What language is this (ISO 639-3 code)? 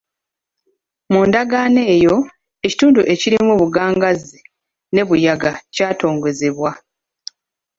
lug